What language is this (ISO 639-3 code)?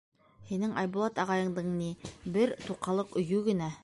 bak